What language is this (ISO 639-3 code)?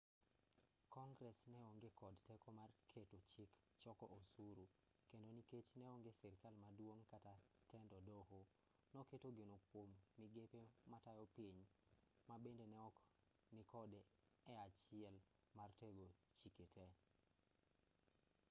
luo